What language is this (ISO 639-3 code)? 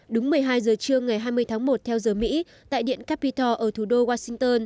vie